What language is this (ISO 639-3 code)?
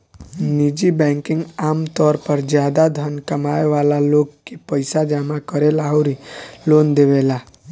bho